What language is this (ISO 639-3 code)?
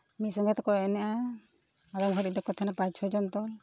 sat